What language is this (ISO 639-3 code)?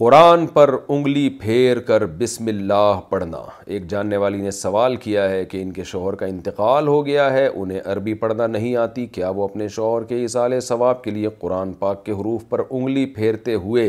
urd